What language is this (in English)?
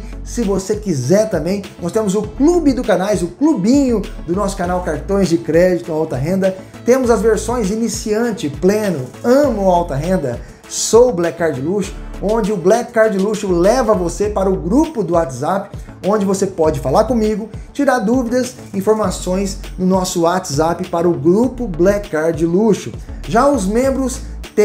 Portuguese